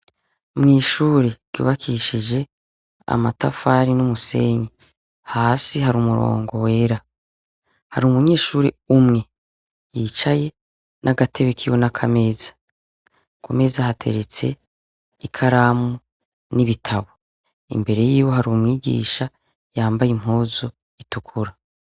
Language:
Rundi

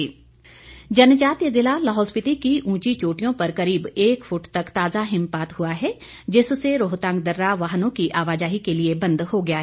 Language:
Hindi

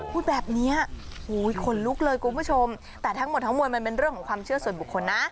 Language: Thai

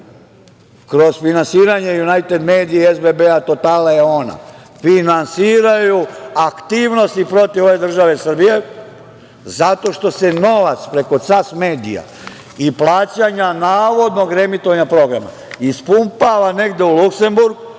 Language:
Serbian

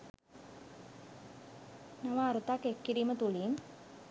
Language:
Sinhala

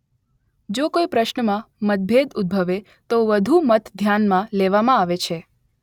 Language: Gujarati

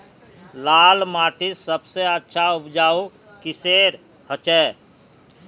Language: Magahi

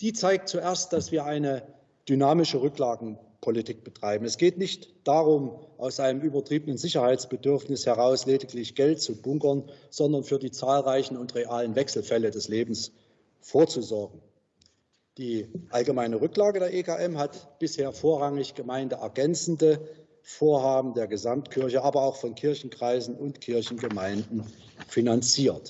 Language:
German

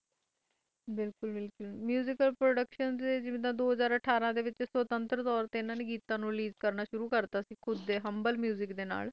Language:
Punjabi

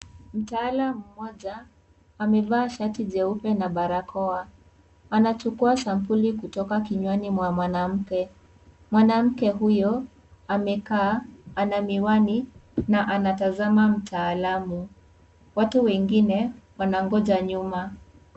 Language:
Swahili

